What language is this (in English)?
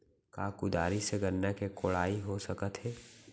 Chhattisgarhi